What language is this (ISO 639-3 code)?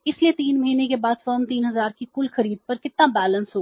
hin